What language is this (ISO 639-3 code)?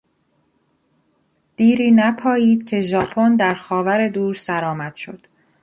fas